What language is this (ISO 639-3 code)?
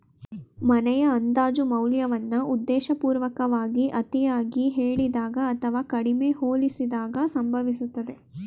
kan